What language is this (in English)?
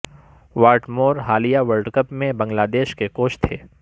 Urdu